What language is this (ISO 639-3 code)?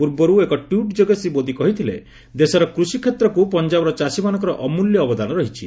ori